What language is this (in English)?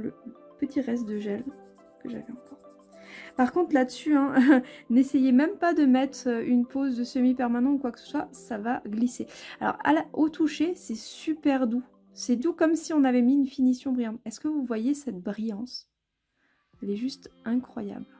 French